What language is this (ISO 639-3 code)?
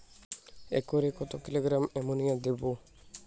ben